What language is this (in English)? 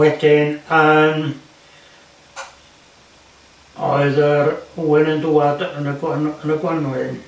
Welsh